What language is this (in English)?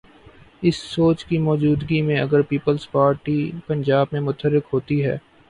Urdu